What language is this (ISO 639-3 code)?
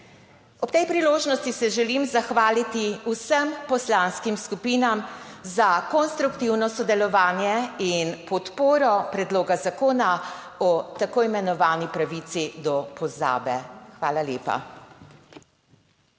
slv